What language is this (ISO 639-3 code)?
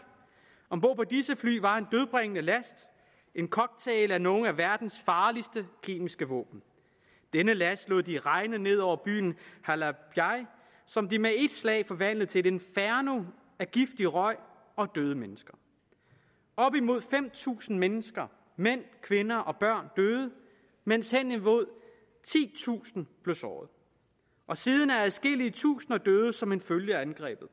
dan